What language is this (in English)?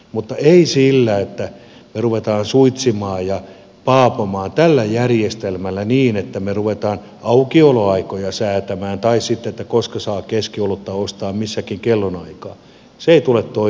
Finnish